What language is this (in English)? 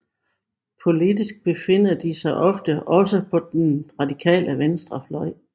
Danish